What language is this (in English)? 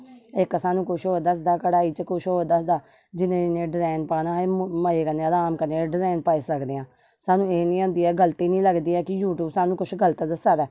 Dogri